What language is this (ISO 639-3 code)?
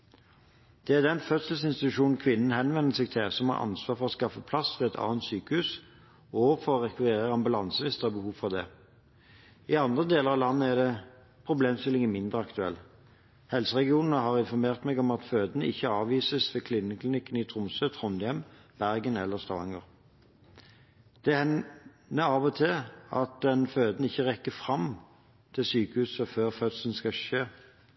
nob